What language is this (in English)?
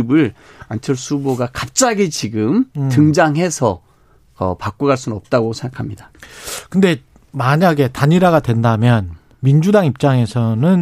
Korean